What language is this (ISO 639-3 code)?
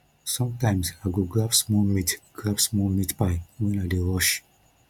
pcm